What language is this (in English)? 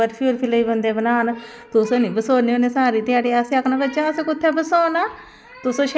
Dogri